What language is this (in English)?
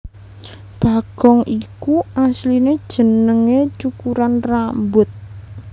Javanese